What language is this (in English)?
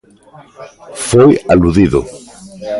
Galician